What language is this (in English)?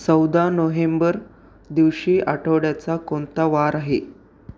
Marathi